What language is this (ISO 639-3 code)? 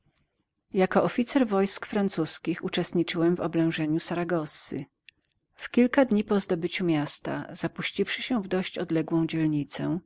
pol